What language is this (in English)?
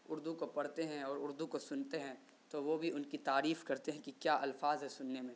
Urdu